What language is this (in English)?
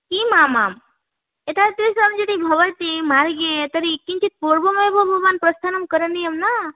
Sanskrit